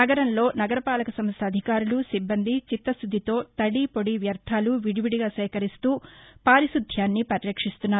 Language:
Telugu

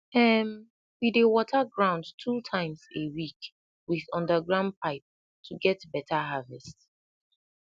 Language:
Nigerian Pidgin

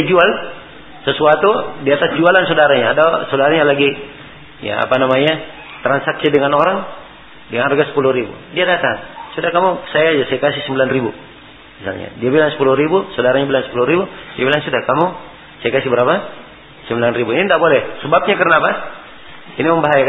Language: Malay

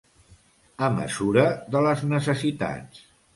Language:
Catalan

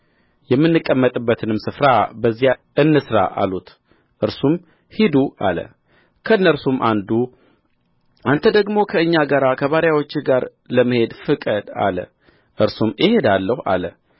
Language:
Amharic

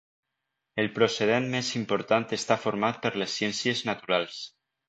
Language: Catalan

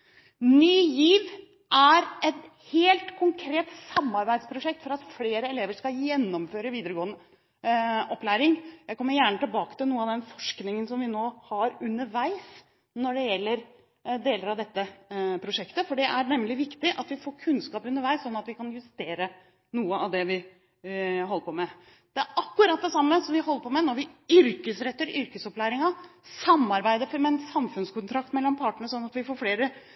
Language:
Norwegian Bokmål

